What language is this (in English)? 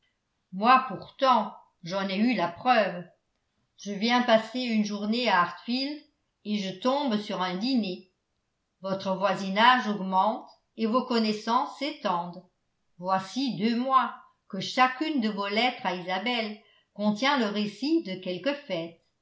French